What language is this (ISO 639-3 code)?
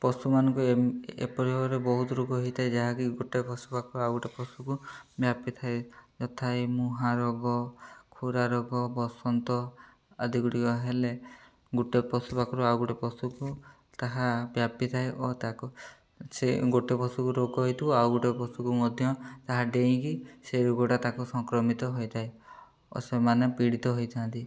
ori